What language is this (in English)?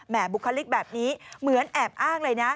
Thai